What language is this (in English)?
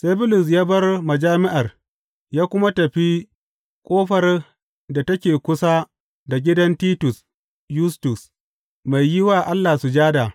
Hausa